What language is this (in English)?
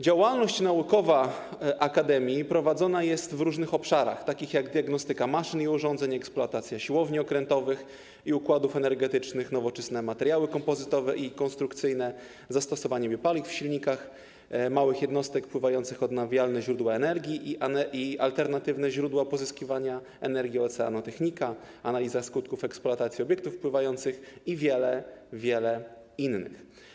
Polish